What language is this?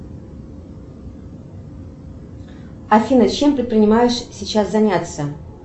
Russian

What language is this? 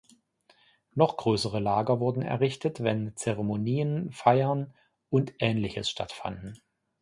German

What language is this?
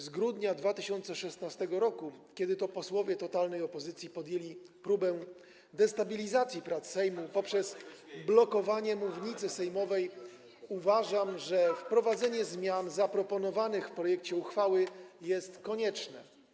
Polish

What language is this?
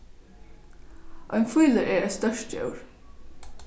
Faroese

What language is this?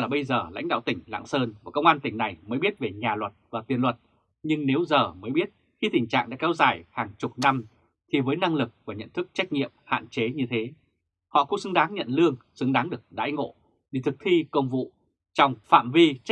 Vietnamese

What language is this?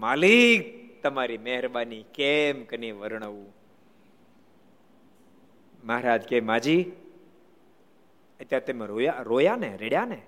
Gujarati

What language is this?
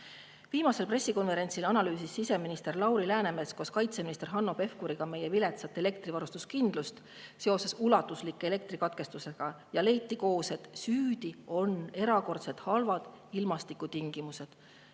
Estonian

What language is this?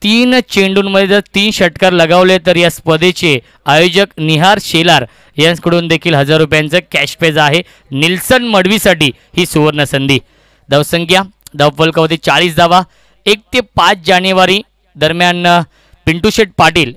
Hindi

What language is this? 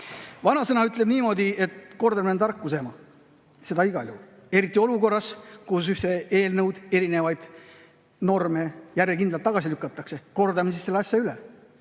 Estonian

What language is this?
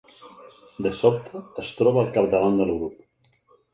Catalan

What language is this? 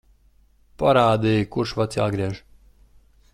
Latvian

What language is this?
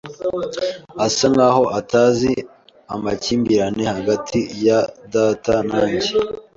Kinyarwanda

